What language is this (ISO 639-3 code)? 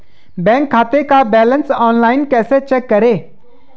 hin